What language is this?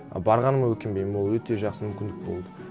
Kazakh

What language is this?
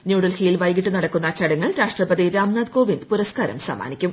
Malayalam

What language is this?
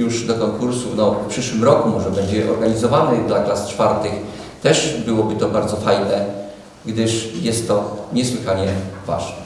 Polish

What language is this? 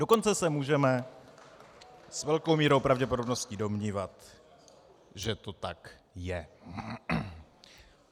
Czech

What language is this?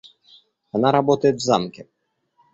Russian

